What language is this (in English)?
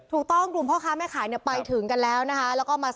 Thai